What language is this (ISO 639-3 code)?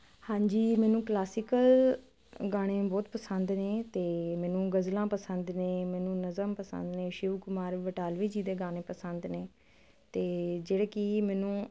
pan